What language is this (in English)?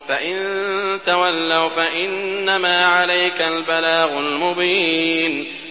Arabic